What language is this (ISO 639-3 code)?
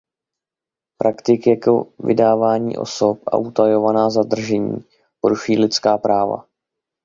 ces